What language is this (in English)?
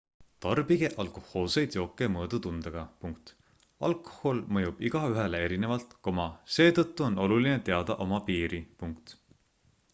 Estonian